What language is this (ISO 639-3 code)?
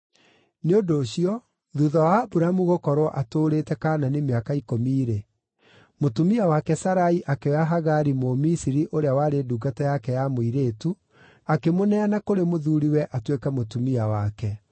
kik